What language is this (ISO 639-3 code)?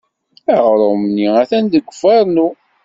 kab